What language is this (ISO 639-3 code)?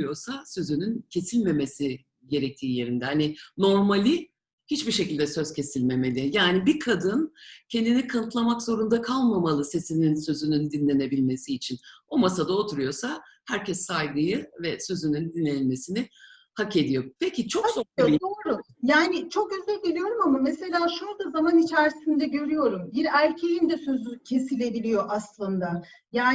tur